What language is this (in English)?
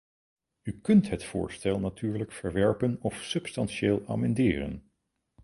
Dutch